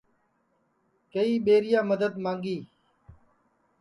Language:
Sansi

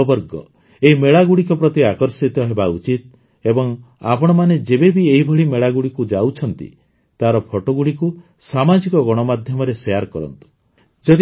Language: Odia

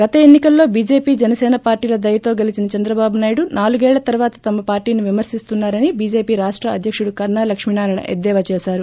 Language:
Telugu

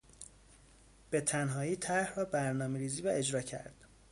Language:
Persian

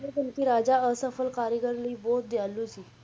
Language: Punjabi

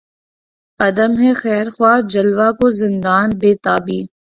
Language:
Urdu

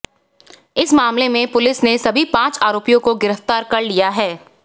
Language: Hindi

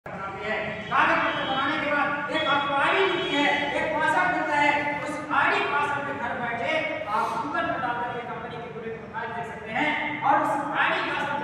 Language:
Indonesian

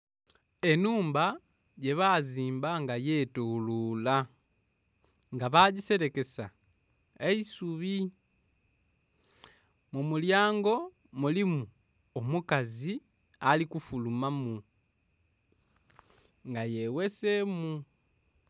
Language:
Soga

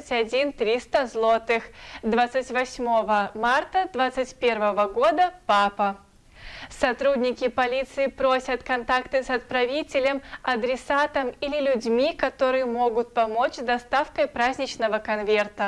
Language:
Russian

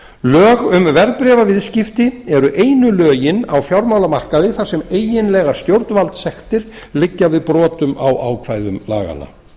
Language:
Icelandic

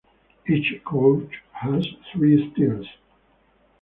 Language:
English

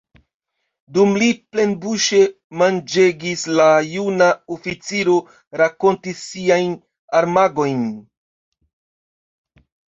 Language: Esperanto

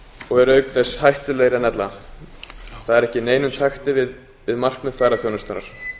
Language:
Icelandic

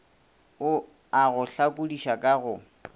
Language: Northern Sotho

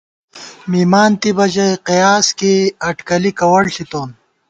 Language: Gawar-Bati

